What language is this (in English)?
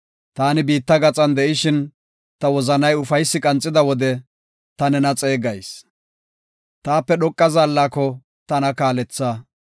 Gofa